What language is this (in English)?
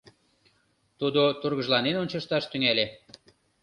Mari